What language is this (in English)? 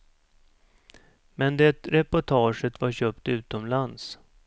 Swedish